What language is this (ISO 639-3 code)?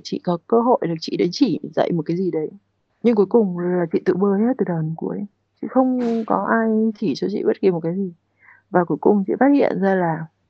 vie